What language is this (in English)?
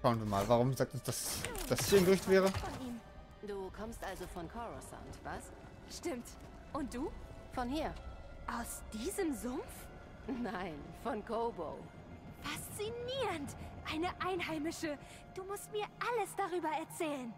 German